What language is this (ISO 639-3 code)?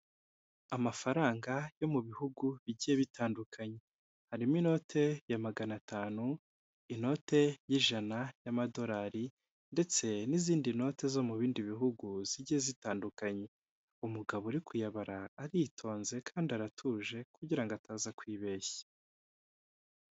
kin